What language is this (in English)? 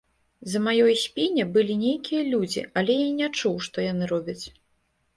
Belarusian